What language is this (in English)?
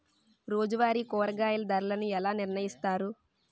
Telugu